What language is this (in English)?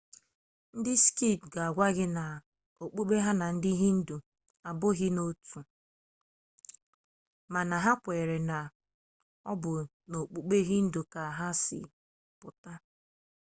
Igbo